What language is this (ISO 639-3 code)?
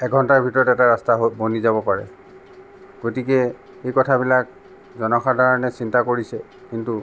asm